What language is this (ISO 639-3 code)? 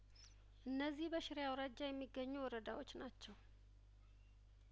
amh